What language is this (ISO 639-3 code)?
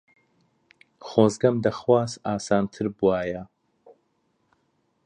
ckb